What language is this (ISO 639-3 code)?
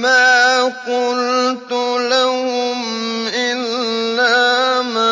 ara